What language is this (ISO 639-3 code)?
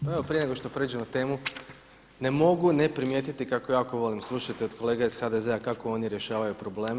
hrv